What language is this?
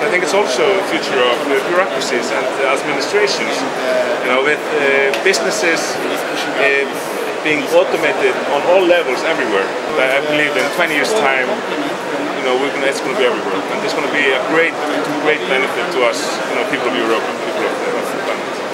English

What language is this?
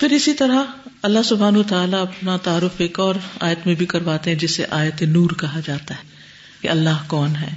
Urdu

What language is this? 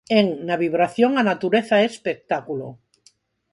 Galician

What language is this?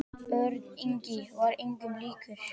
Icelandic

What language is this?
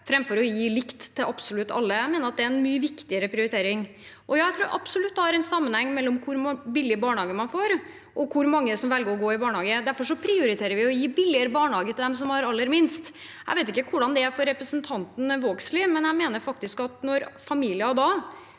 Norwegian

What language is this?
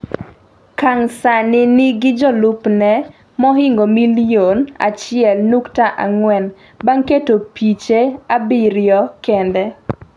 Luo (Kenya and Tanzania)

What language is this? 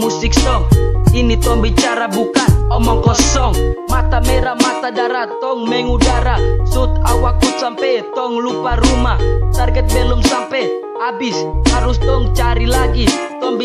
Romanian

